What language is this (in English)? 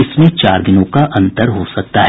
Hindi